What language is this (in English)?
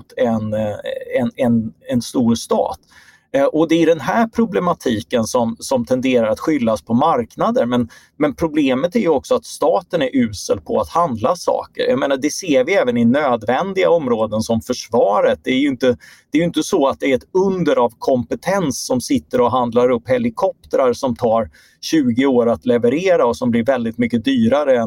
Swedish